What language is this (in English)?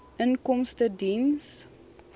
Afrikaans